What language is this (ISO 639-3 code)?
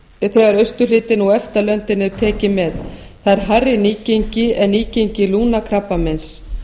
isl